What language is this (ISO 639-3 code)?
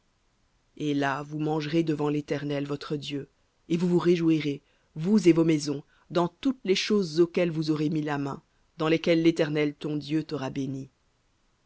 fra